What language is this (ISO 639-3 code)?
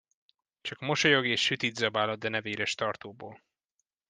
hun